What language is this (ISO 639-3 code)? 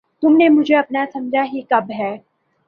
urd